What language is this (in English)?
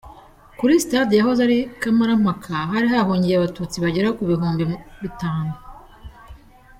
Kinyarwanda